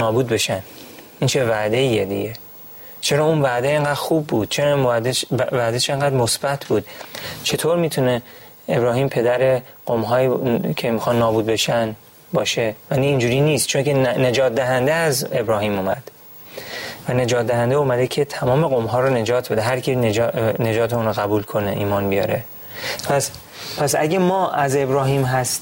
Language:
Persian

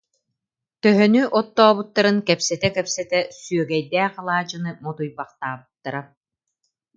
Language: Yakut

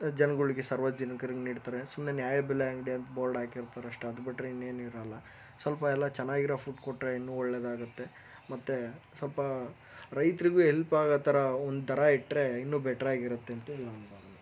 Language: Kannada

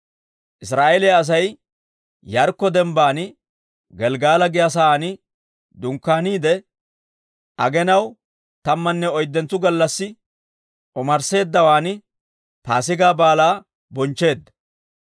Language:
Dawro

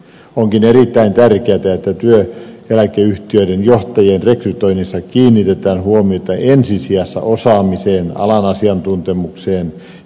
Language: Finnish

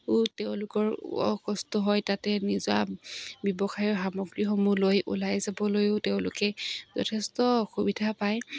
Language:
Assamese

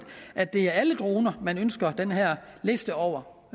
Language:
Danish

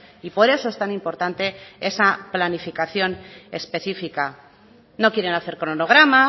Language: Spanish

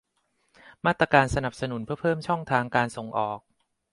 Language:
Thai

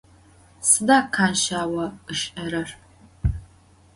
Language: Adyghe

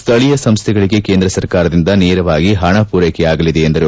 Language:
Kannada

